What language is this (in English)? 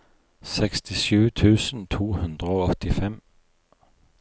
Norwegian